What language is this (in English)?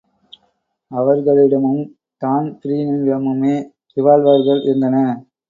Tamil